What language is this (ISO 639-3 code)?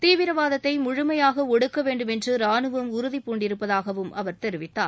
tam